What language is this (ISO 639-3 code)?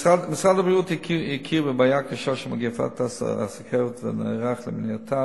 heb